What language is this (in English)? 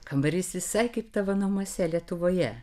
Lithuanian